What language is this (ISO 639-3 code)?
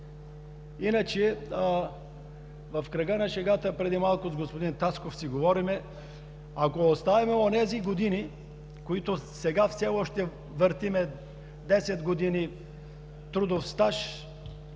bul